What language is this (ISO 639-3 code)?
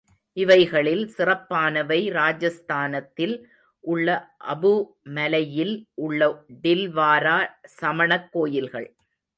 tam